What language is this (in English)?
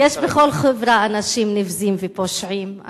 Hebrew